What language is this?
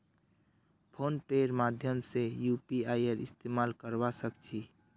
Magahi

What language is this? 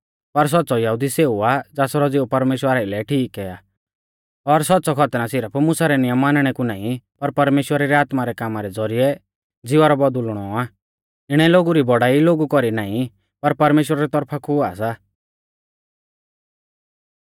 Mahasu Pahari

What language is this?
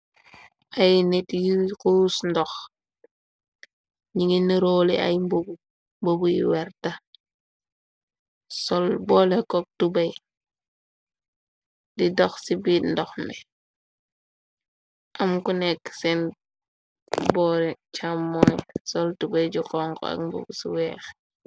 Wolof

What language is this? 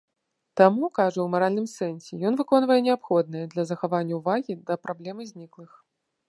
Belarusian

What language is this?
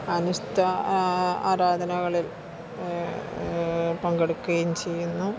Malayalam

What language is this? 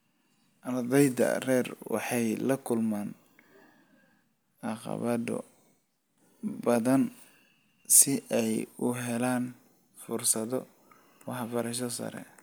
Somali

